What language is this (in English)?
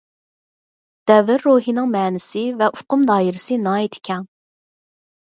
Uyghur